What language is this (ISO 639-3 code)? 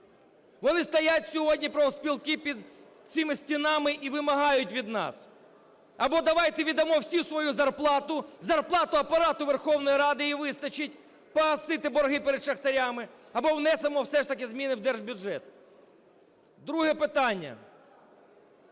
ukr